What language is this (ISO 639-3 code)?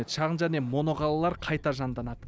kaz